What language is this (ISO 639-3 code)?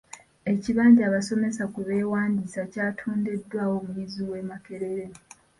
lug